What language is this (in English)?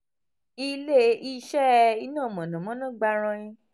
Yoruba